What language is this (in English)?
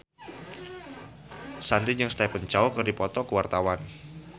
Sundanese